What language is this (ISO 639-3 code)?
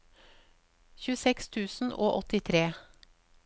nor